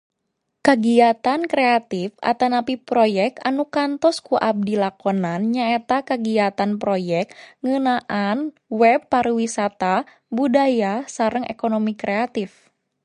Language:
Sundanese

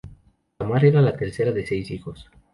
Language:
Spanish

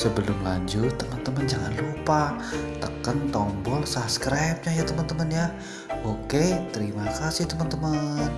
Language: Indonesian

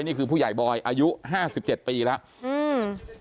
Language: Thai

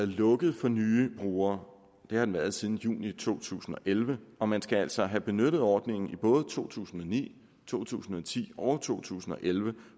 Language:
Danish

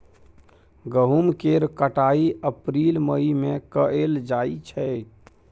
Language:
Maithili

